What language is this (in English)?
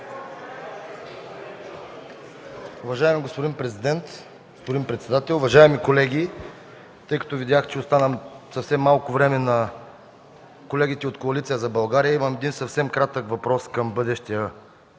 Bulgarian